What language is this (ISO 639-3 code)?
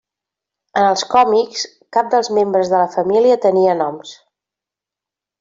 cat